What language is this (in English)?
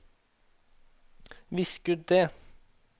Norwegian